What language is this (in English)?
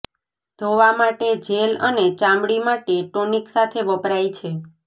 Gujarati